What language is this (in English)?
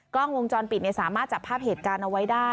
Thai